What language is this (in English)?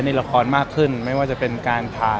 Thai